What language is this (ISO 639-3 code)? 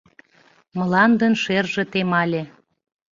chm